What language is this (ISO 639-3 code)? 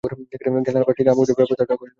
ben